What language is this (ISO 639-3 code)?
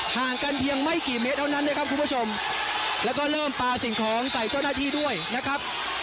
tha